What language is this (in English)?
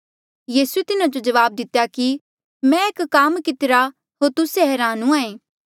Mandeali